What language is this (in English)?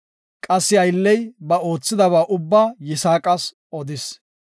Gofa